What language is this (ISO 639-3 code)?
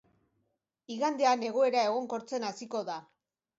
eus